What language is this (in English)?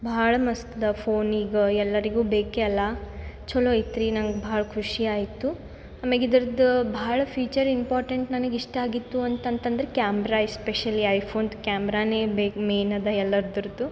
Kannada